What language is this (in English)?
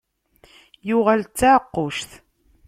Kabyle